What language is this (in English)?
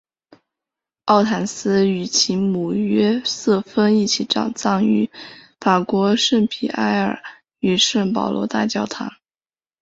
Chinese